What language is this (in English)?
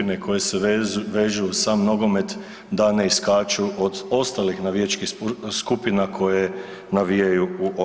Croatian